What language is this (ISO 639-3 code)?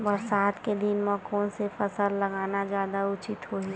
hne